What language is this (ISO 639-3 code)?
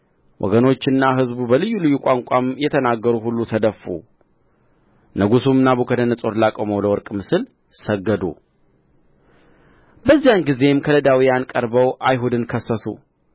amh